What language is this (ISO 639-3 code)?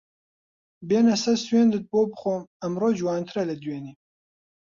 ckb